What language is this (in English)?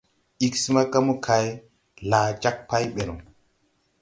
Tupuri